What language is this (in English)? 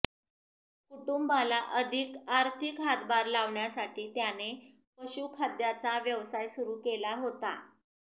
Marathi